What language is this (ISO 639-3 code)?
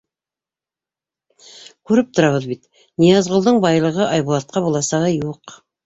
bak